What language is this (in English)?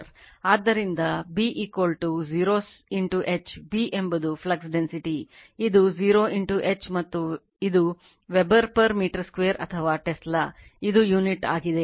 Kannada